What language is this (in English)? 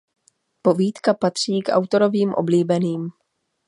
Czech